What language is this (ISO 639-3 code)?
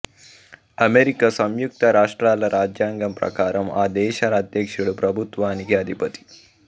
tel